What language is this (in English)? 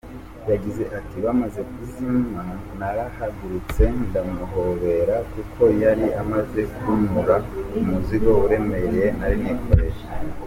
Kinyarwanda